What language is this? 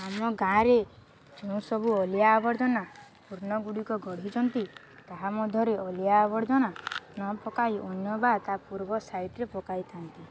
Odia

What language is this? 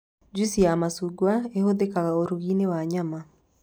Kikuyu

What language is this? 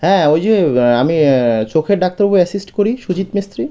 Bangla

